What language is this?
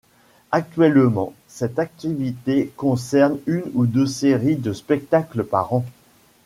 French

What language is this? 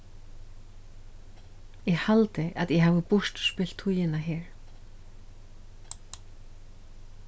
Faroese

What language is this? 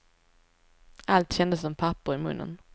Swedish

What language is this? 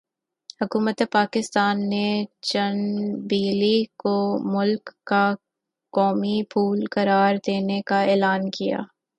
Urdu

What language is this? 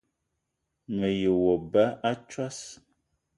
Eton (Cameroon)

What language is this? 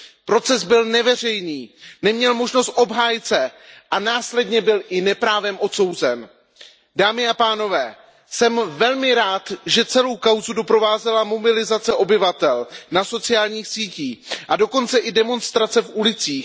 Czech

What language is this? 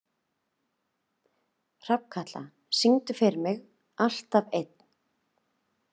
Icelandic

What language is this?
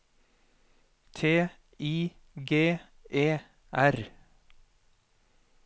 Norwegian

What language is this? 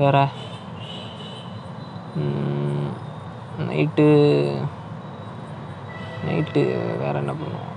Tamil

